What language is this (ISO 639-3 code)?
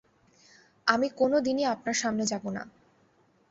ben